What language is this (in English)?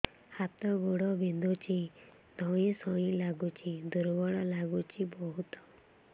Odia